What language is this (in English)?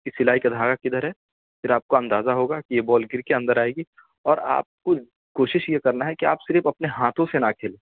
Urdu